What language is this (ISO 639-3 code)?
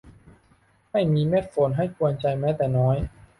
tha